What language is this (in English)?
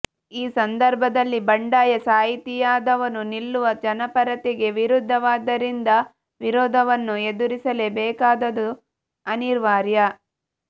Kannada